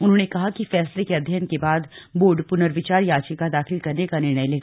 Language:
Hindi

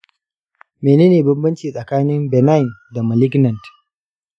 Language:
Hausa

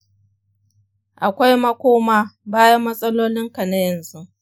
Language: Hausa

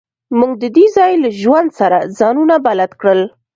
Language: Pashto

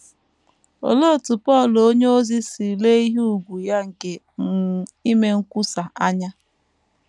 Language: Igbo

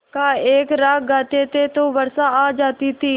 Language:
Hindi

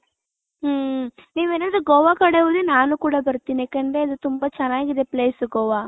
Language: Kannada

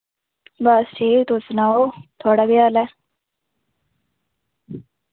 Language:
Dogri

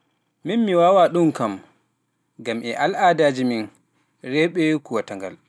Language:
Pular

